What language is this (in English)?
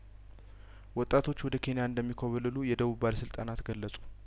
Amharic